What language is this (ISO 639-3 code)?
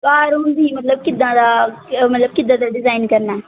pan